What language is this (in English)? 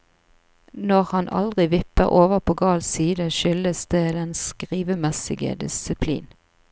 Norwegian